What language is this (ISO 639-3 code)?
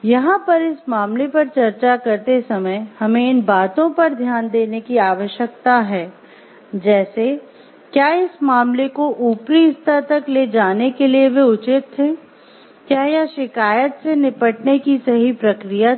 hin